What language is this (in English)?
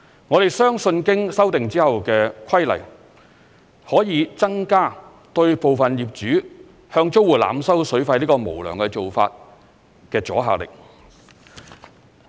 Cantonese